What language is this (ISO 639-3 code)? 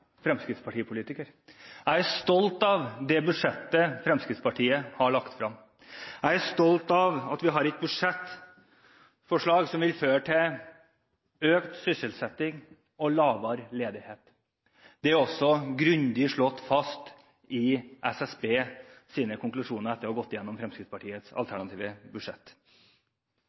nob